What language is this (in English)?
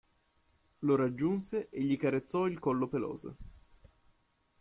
Italian